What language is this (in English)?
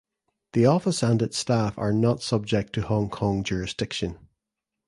English